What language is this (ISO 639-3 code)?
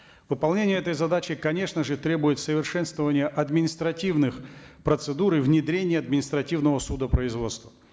kaz